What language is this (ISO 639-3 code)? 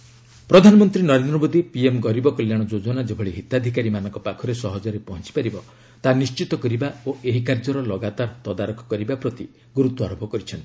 ori